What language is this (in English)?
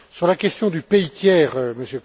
French